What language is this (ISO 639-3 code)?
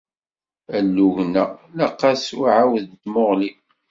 kab